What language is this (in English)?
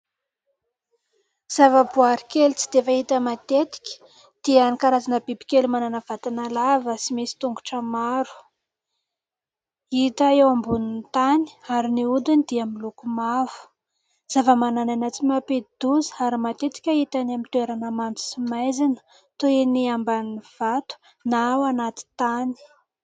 Malagasy